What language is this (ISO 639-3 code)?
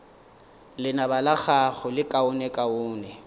nso